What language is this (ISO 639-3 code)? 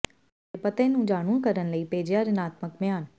pan